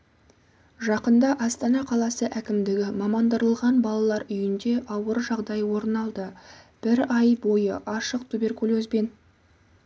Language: Kazakh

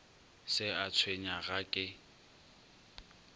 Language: Northern Sotho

